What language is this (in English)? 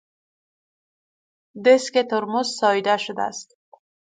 Persian